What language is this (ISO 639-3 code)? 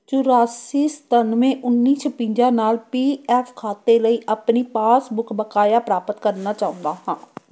pan